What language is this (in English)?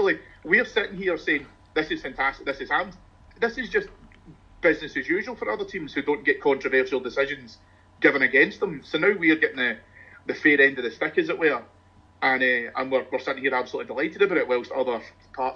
English